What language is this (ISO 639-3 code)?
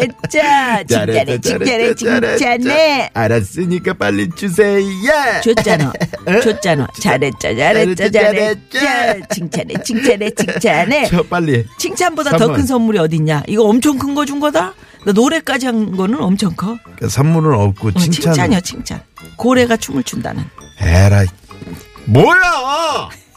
kor